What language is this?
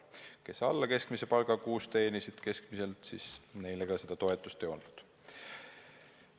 Estonian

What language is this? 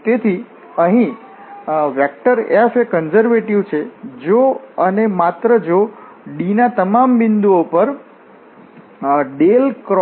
Gujarati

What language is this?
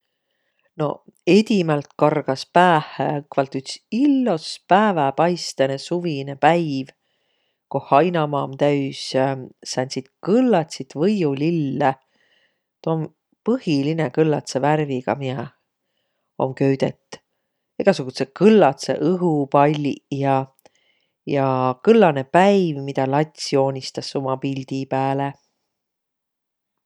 Võro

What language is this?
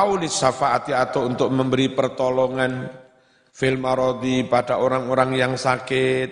Indonesian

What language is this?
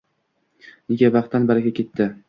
Uzbek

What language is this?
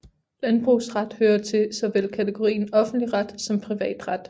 Danish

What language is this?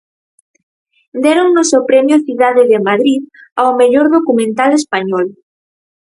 Galician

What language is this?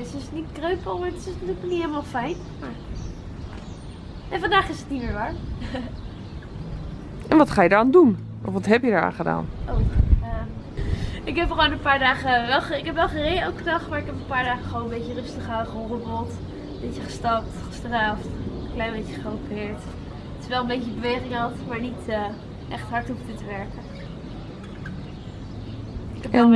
Dutch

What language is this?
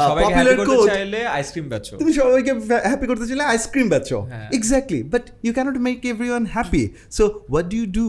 Bangla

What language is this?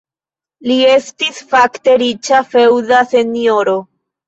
Esperanto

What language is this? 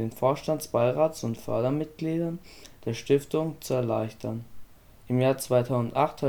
German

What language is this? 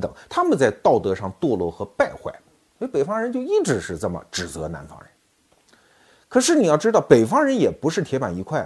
Chinese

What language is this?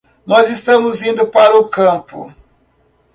Portuguese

